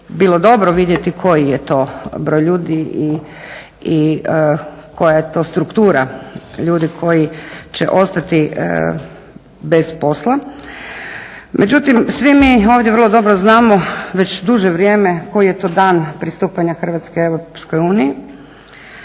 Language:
Croatian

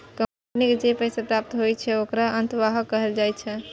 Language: Maithili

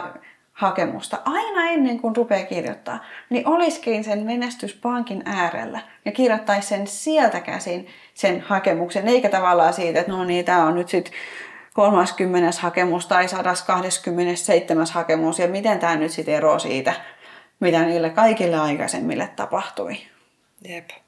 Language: Finnish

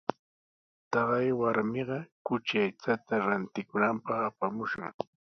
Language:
Sihuas Ancash Quechua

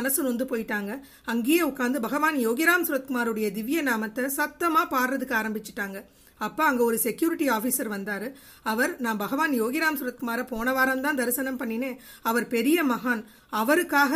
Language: Japanese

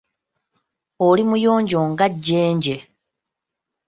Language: Ganda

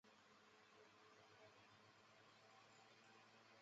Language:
Chinese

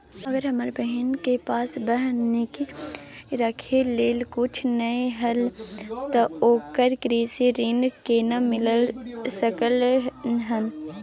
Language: Maithili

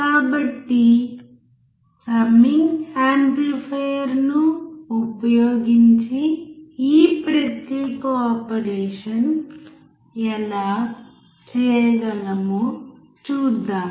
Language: Telugu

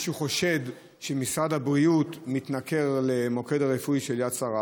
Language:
Hebrew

